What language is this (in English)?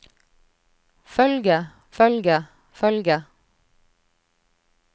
Norwegian